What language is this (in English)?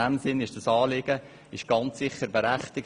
Swiss German